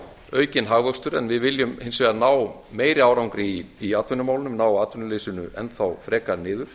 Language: Icelandic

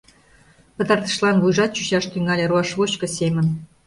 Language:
Mari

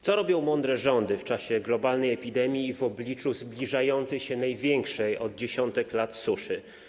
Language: Polish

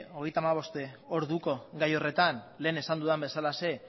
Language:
Basque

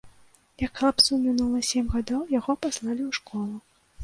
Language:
Belarusian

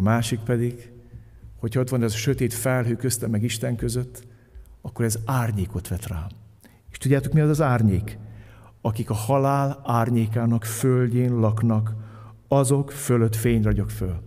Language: Hungarian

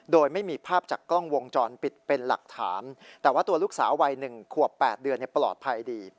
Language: Thai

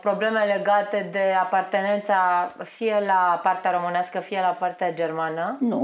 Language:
Romanian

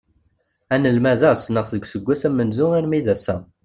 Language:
Kabyle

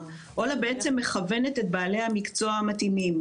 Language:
Hebrew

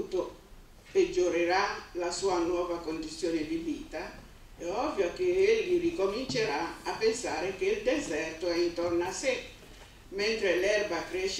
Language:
Italian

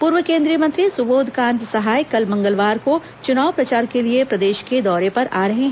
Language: Hindi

